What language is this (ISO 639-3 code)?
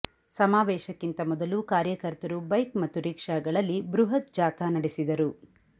kan